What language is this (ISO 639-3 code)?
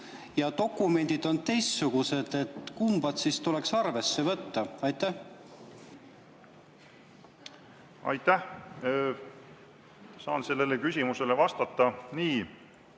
est